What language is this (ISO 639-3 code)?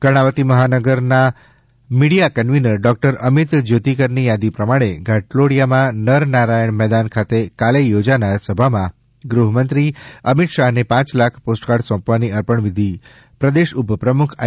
guj